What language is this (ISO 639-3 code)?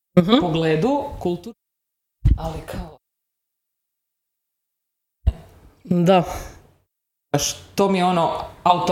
hrv